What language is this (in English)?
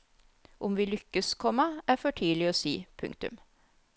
Norwegian